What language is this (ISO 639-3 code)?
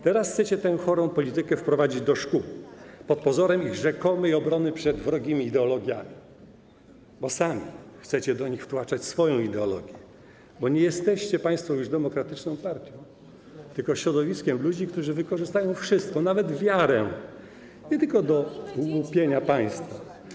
pol